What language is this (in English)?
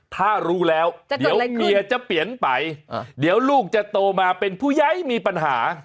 Thai